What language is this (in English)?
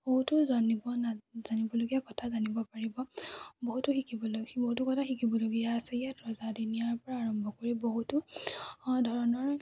Assamese